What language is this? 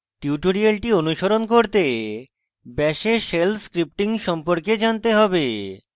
Bangla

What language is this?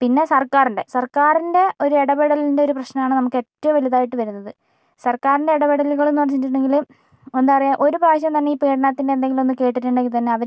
Malayalam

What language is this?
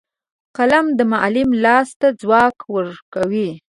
Pashto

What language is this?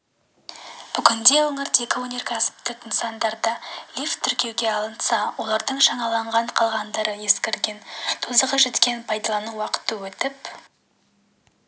Kazakh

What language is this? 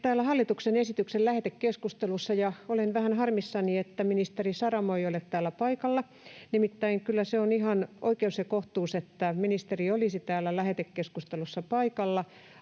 Finnish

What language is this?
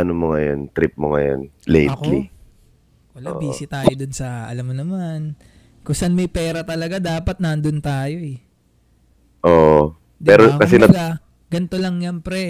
Filipino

